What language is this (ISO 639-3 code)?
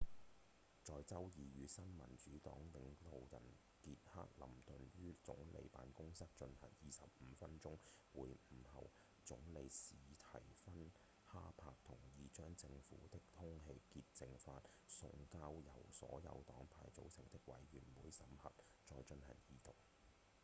yue